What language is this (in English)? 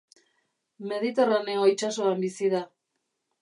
Basque